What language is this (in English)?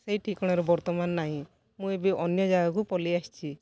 Odia